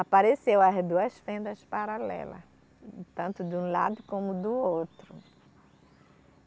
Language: Portuguese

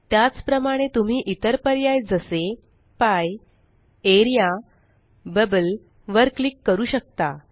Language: Marathi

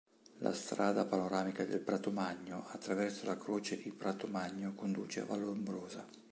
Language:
Italian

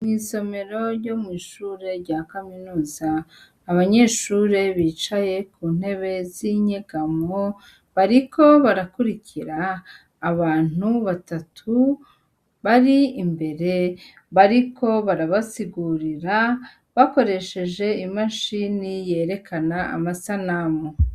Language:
Rundi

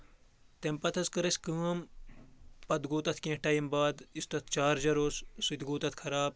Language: Kashmiri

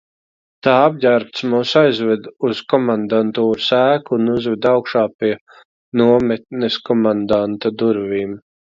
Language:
Latvian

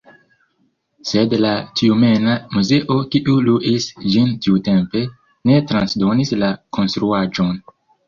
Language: Esperanto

